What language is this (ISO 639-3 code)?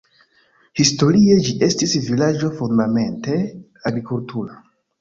epo